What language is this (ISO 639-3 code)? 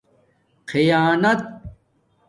dmk